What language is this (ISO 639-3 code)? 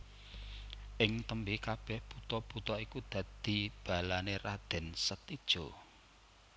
jav